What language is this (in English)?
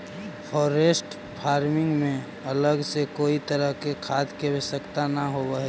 Magahi